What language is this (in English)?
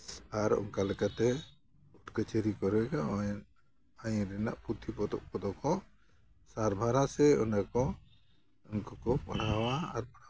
Santali